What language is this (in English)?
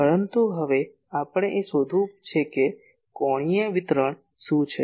Gujarati